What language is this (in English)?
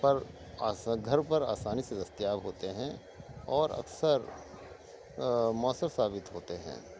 Urdu